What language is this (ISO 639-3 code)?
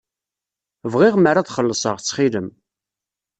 kab